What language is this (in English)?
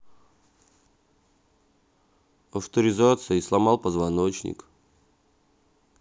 Russian